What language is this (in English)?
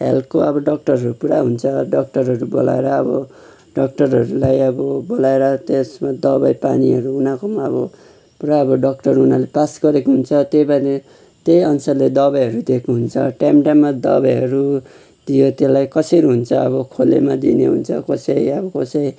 Nepali